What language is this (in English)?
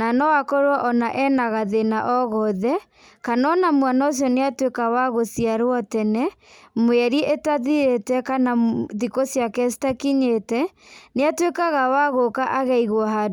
Kikuyu